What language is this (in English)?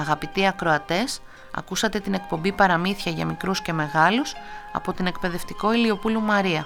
Greek